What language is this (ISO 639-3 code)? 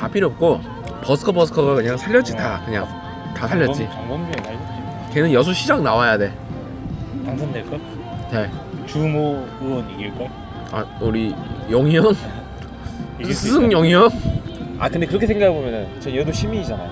kor